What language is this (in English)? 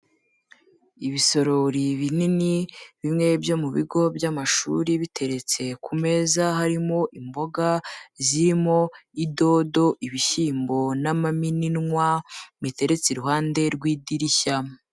Kinyarwanda